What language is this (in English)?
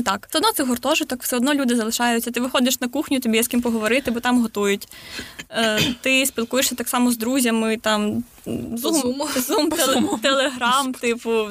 Ukrainian